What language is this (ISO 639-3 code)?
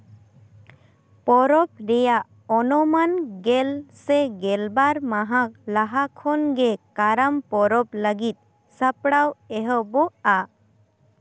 sat